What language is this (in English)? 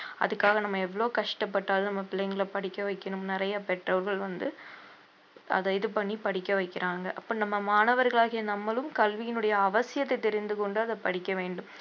Tamil